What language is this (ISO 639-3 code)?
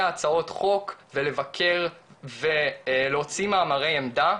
heb